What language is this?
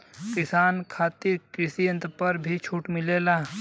Bhojpuri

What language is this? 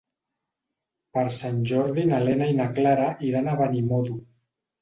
Catalan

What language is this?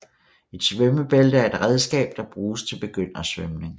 Danish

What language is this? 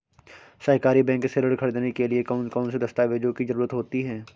Hindi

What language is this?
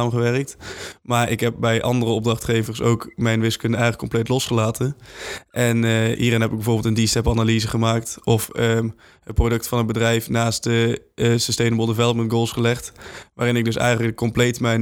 Dutch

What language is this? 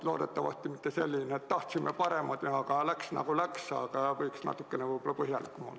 Estonian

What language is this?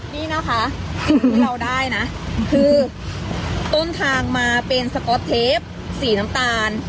Thai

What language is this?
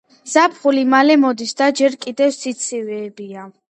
Georgian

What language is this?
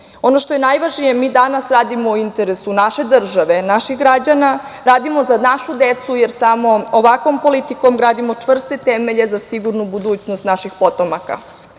Serbian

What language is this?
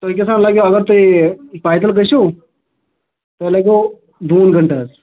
Kashmiri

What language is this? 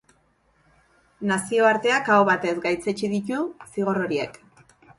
Basque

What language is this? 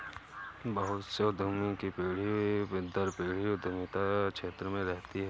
Hindi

